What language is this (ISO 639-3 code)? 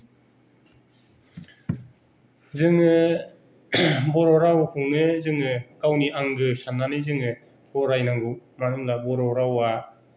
brx